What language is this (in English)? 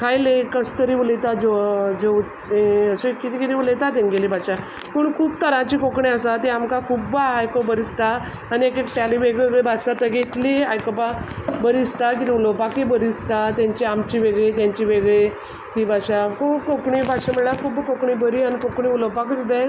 Konkani